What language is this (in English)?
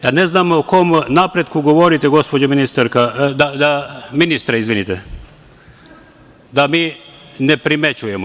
Serbian